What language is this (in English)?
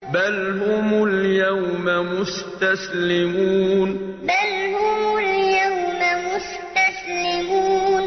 Arabic